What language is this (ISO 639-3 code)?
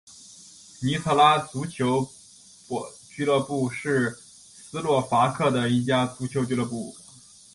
zho